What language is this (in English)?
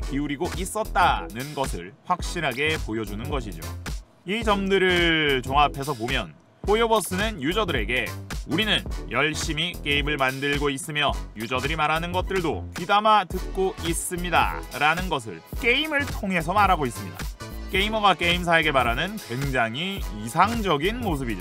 Korean